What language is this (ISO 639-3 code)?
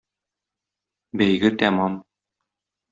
tat